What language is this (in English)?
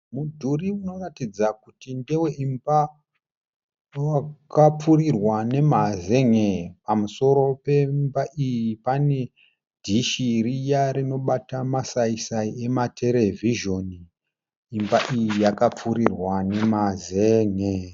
Shona